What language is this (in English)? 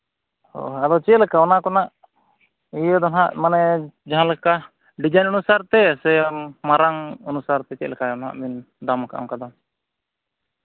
Santali